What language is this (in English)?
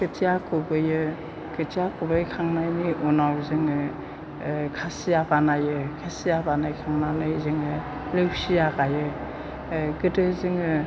Bodo